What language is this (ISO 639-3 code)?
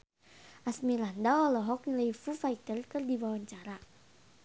sun